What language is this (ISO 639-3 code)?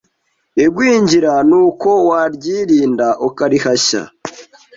kin